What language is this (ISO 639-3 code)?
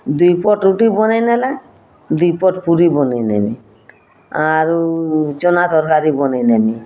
ori